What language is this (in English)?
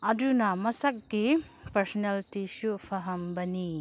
Manipuri